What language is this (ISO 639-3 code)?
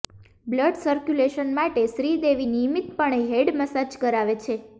guj